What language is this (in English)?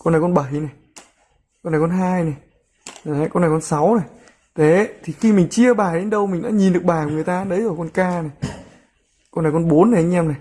Vietnamese